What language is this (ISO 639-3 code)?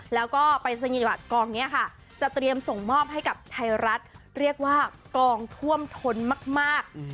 tha